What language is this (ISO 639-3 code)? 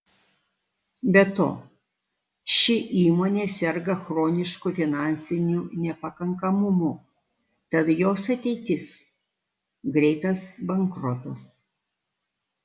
lit